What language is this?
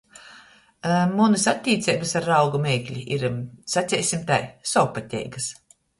Latgalian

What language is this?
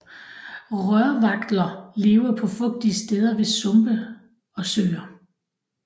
Danish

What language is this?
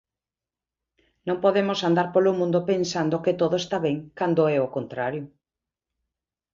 Galician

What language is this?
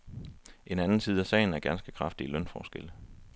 Danish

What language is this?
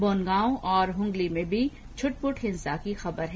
Hindi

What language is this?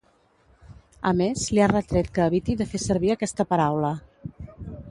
Catalan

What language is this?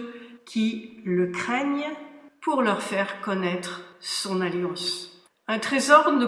French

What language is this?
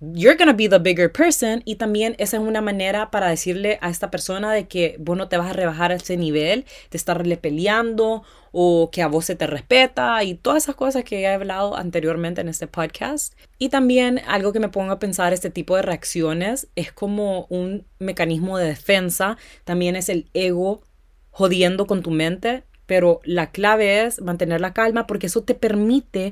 Spanish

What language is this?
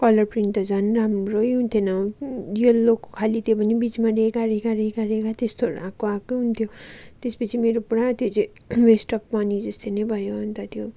Nepali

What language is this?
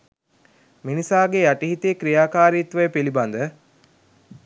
Sinhala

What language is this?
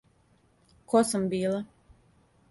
Serbian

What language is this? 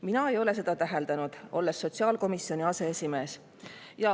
Estonian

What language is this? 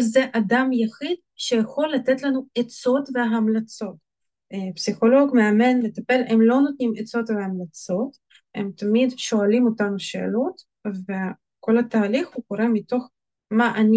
Hebrew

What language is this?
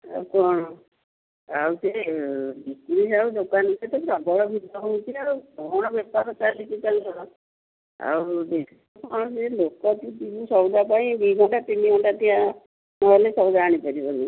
Odia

